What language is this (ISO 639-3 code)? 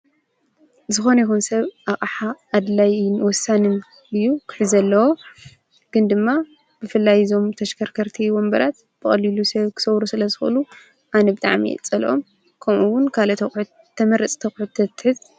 tir